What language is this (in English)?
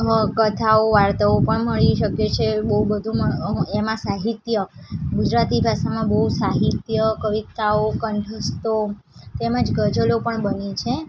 Gujarati